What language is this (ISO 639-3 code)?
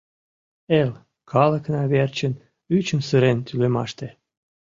chm